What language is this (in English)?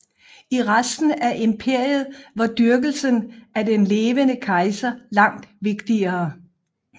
Danish